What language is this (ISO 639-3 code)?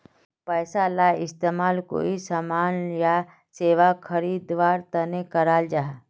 mag